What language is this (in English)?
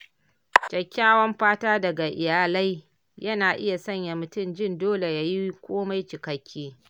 Hausa